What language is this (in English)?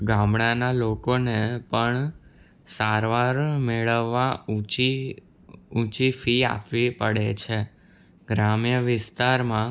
Gujarati